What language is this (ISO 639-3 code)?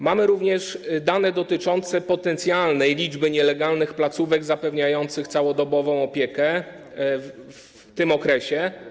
pol